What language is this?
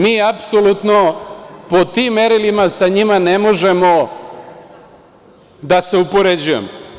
Serbian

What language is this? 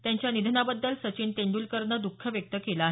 Marathi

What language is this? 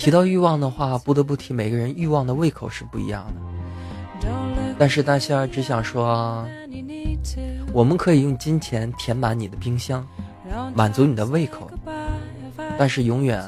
Chinese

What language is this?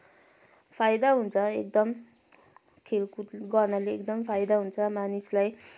Nepali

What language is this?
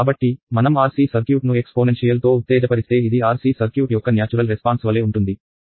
Telugu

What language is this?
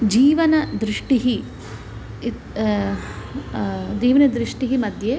Sanskrit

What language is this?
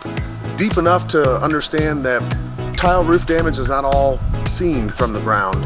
English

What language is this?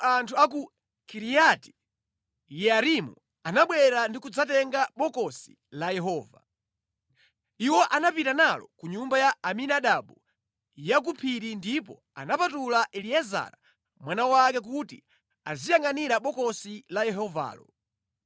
Nyanja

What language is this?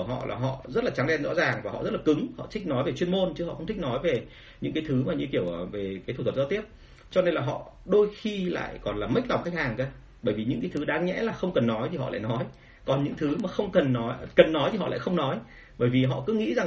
Vietnamese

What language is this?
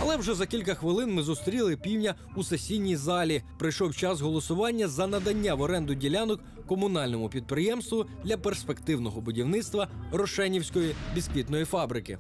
Ukrainian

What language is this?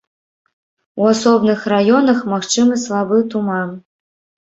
Belarusian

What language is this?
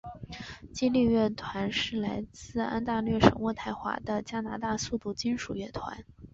Chinese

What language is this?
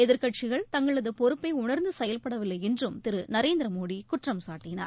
Tamil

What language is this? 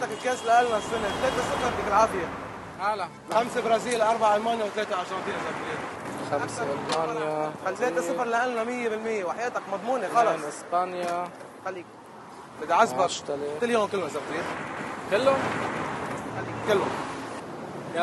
Arabic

